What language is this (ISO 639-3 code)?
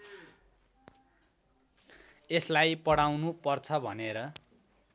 nep